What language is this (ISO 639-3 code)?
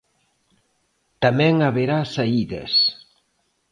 glg